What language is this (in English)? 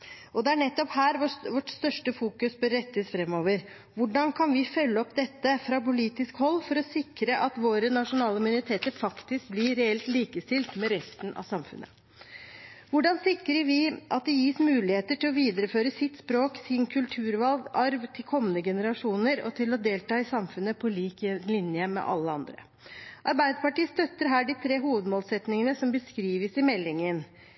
Norwegian Bokmål